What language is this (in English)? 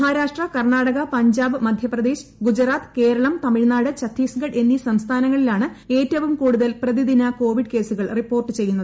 Malayalam